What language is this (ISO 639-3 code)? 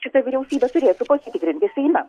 lit